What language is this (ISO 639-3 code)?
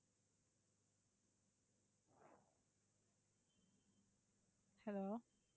tam